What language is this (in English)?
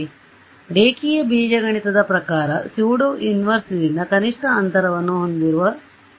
Kannada